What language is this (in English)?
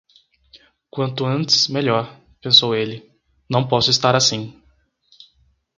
Portuguese